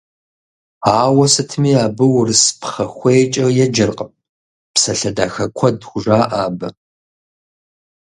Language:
Kabardian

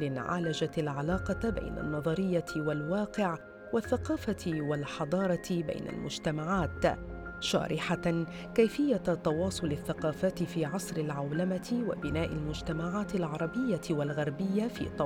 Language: Arabic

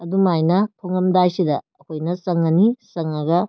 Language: Manipuri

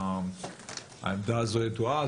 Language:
Hebrew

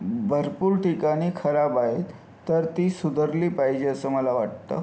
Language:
Marathi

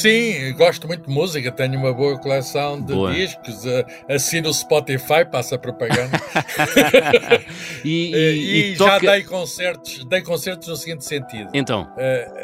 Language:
Portuguese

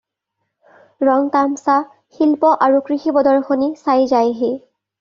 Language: Assamese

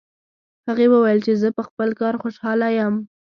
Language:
Pashto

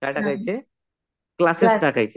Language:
Marathi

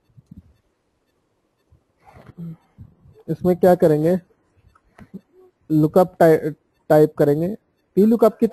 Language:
Hindi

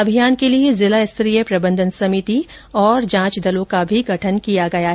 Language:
Hindi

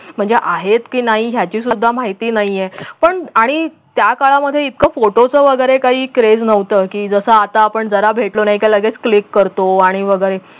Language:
Marathi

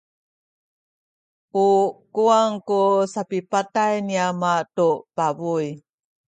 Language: Sakizaya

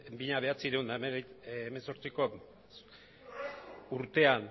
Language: Basque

